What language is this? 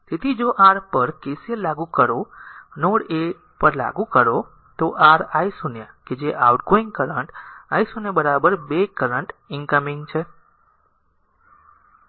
Gujarati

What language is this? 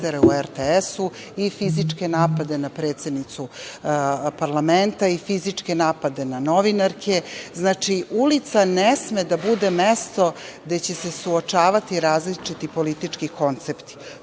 Serbian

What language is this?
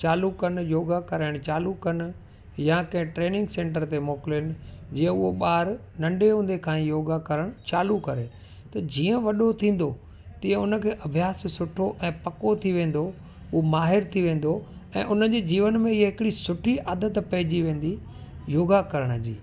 Sindhi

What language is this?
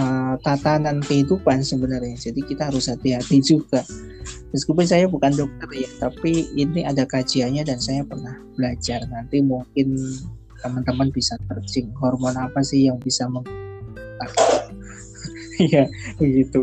Indonesian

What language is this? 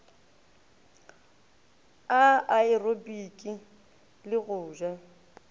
Northern Sotho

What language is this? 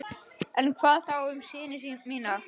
Icelandic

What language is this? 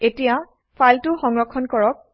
Assamese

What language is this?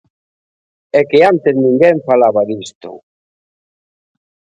Galician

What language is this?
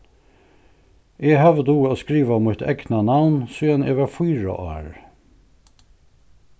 Faroese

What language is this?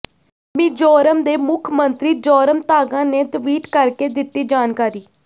Punjabi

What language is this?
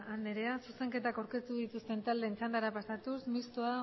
Basque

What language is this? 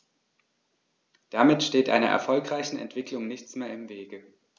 German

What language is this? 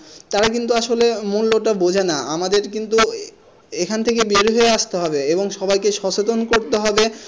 Bangla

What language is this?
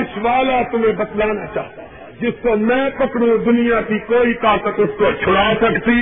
Urdu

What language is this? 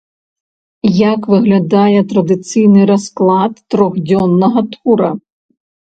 Belarusian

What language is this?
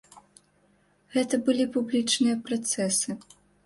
Belarusian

